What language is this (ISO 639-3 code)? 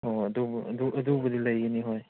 mni